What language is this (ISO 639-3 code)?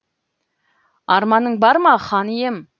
kaz